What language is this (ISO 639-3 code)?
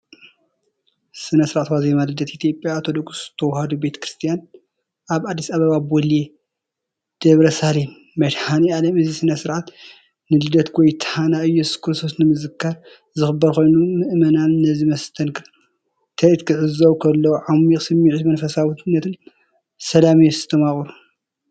tir